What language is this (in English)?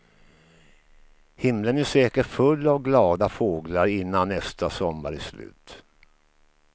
Swedish